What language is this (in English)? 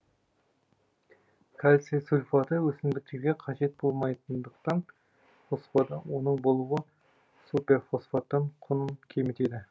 Kazakh